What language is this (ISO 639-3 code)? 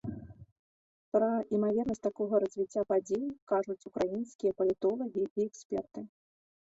bel